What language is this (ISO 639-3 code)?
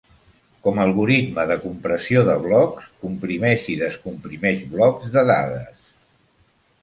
cat